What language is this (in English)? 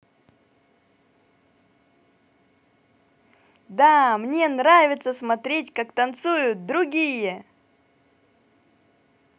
Russian